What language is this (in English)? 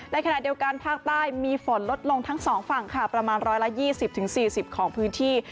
Thai